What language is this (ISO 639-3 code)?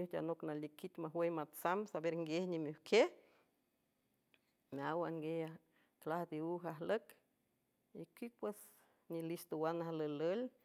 hue